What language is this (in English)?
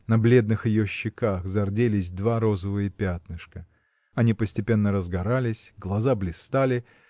Russian